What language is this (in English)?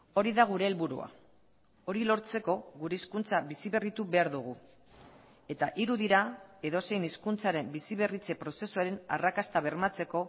Basque